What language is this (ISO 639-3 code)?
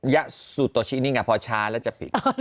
tha